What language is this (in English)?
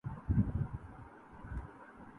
Urdu